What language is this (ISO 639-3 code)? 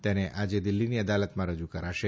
guj